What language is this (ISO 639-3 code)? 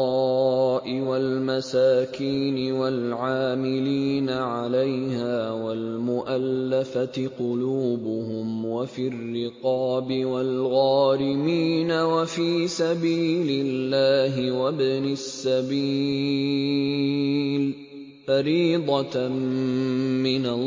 ara